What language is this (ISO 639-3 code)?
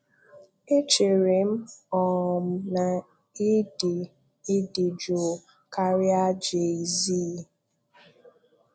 ibo